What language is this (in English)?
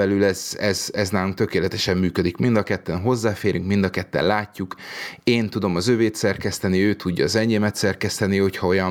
Hungarian